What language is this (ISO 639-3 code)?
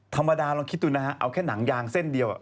tha